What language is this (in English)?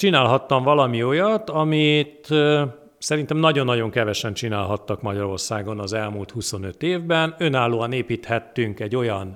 Hungarian